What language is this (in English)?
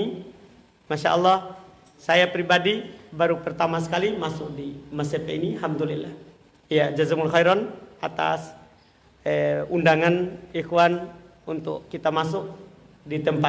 Indonesian